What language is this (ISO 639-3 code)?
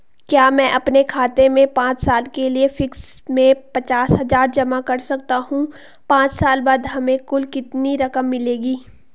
hin